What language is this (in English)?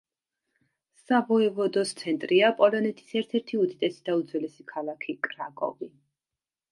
Georgian